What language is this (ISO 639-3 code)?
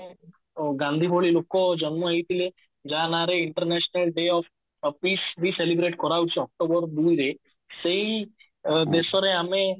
ori